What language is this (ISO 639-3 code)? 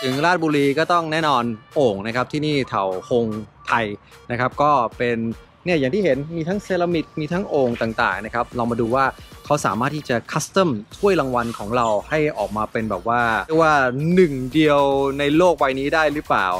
tha